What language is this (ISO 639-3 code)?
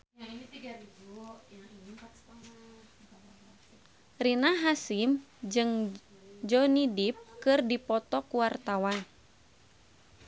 sun